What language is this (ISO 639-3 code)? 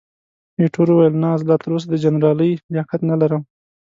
pus